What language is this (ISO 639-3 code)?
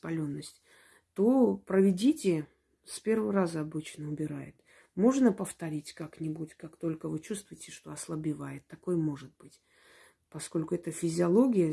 rus